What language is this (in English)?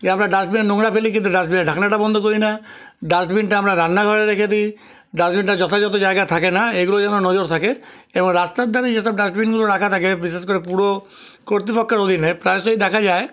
Bangla